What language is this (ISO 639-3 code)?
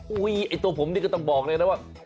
tha